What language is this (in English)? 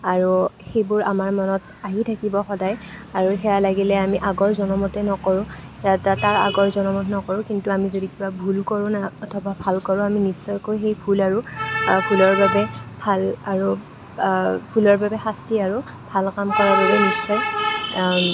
Assamese